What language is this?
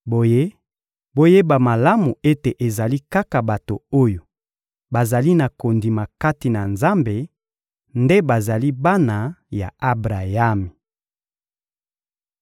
Lingala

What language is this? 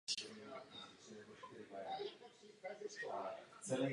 Czech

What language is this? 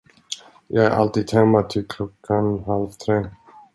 Swedish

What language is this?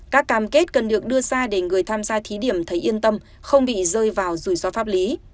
Vietnamese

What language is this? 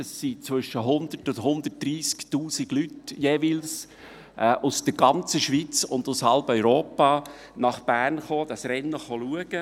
Swiss German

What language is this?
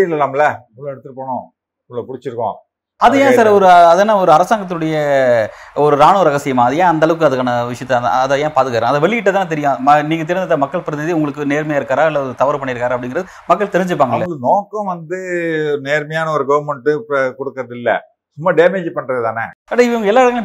Tamil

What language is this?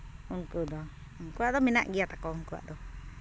Santali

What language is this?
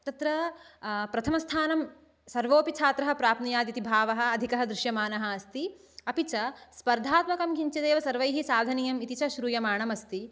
Sanskrit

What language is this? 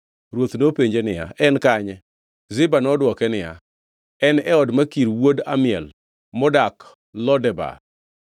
Luo (Kenya and Tanzania)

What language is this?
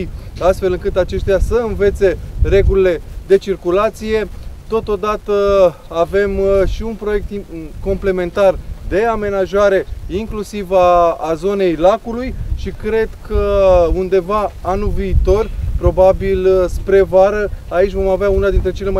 Romanian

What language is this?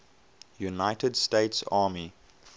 English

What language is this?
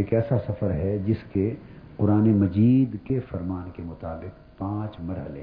Urdu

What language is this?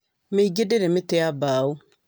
Kikuyu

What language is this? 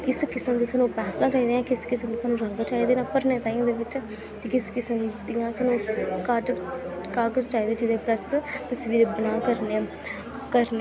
Dogri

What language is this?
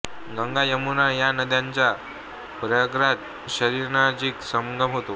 Marathi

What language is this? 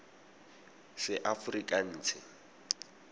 Tswana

